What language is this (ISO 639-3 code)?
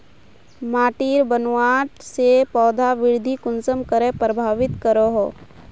mag